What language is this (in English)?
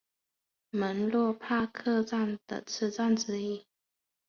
Chinese